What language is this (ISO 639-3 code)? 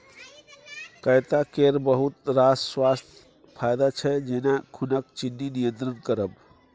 mai